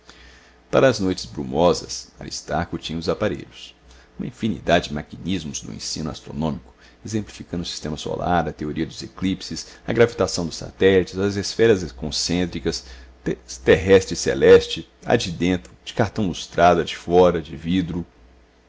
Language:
Portuguese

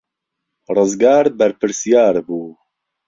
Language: Central Kurdish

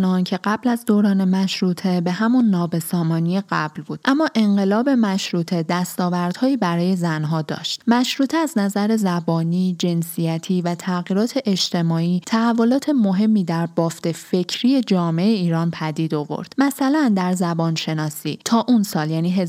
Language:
Persian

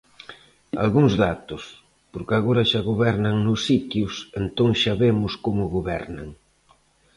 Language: Galician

